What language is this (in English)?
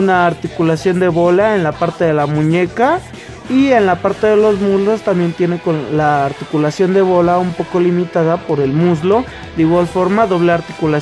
Spanish